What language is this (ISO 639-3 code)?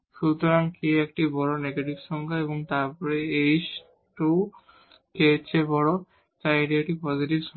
ben